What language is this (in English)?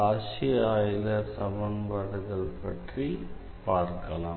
Tamil